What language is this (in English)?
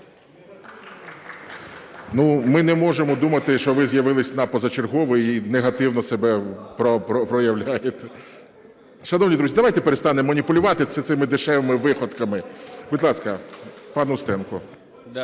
Ukrainian